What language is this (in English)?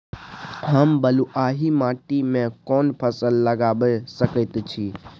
Maithili